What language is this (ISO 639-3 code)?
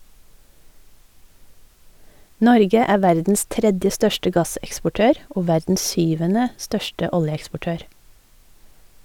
nor